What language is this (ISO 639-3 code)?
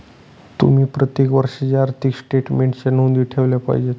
mar